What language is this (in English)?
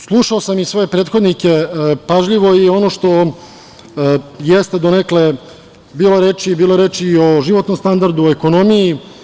Serbian